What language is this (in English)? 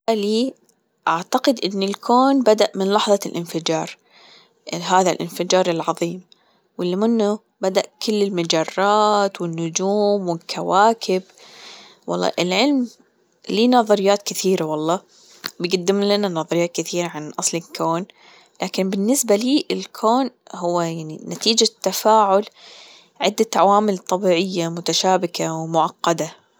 Gulf Arabic